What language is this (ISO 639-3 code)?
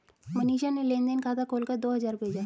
hin